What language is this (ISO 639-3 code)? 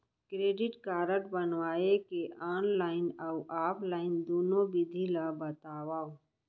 hne